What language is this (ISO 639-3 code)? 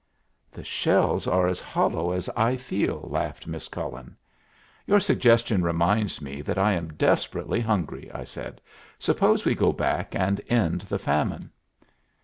eng